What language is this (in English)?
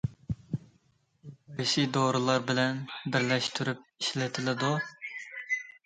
Uyghur